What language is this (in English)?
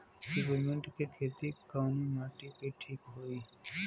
Bhojpuri